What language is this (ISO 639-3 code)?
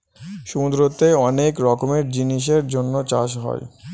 ben